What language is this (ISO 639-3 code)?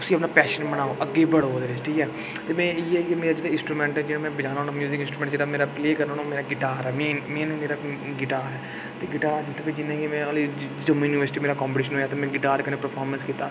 doi